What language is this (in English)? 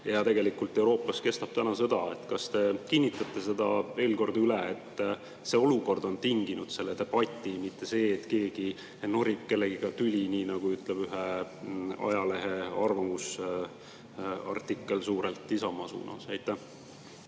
Estonian